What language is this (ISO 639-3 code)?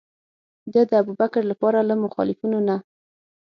pus